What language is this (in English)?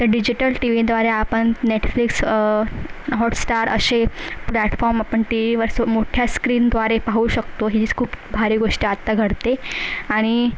Marathi